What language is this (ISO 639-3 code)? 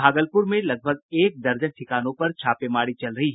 hin